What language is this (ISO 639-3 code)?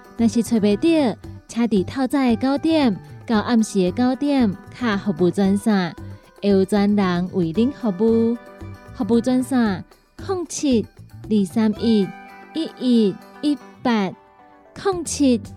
zho